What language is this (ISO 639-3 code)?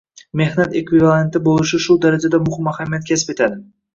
uzb